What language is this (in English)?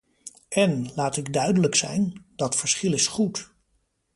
Dutch